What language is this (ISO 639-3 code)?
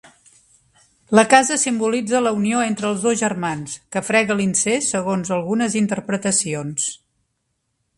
cat